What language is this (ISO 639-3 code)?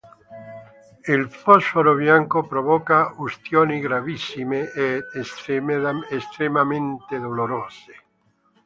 ita